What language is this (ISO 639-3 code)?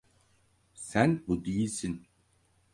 tur